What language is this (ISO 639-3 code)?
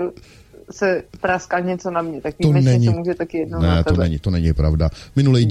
ces